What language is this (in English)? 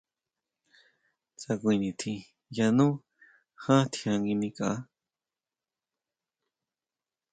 Huautla Mazatec